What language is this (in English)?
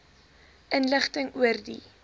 Afrikaans